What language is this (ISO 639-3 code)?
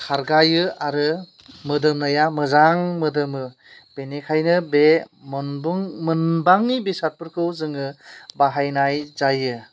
brx